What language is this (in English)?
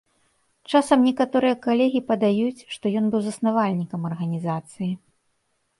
Belarusian